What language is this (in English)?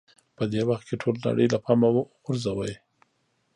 Pashto